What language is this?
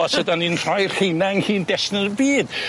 Welsh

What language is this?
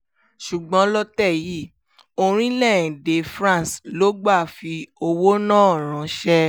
Yoruba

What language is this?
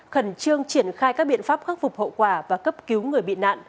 Vietnamese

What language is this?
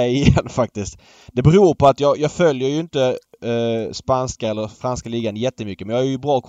Swedish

